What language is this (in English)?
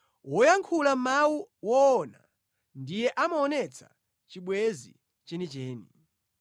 Nyanja